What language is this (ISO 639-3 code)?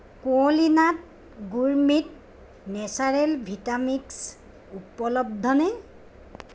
asm